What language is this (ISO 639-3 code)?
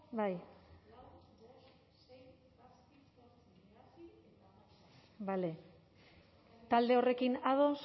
eus